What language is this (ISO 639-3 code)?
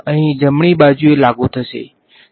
guj